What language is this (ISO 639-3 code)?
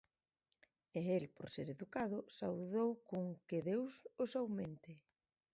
glg